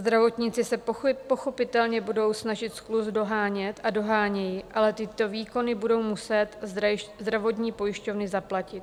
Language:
Czech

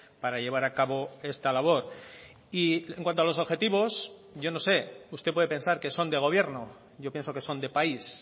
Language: Spanish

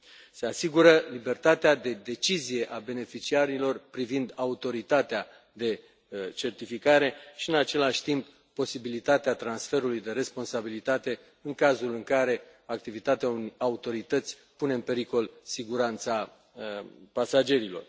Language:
Romanian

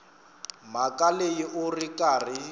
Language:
Tsonga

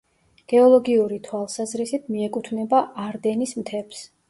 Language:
Georgian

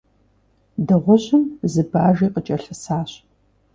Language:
Kabardian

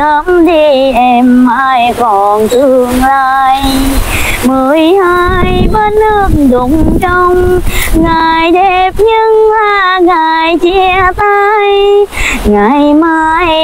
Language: Vietnamese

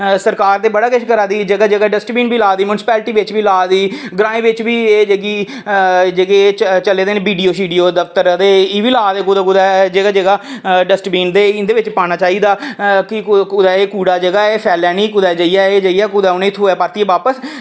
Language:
Dogri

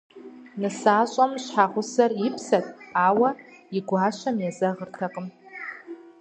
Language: Kabardian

